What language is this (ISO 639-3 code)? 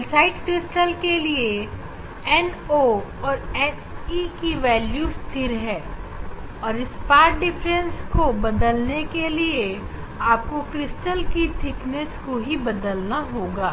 hin